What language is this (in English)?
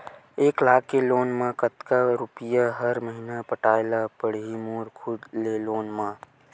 Chhattisgarhi